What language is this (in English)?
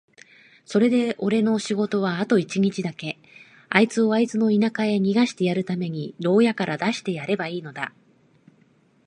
Japanese